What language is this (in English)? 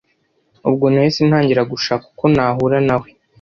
Kinyarwanda